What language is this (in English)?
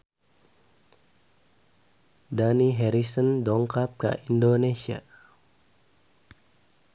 Sundanese